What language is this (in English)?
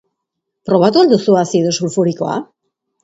Basque